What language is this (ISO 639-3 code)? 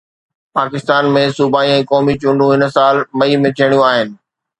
snd